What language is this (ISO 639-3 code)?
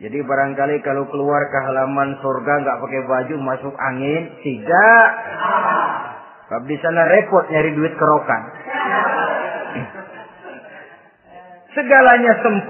ind